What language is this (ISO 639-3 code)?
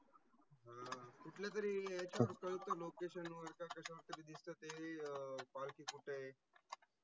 mar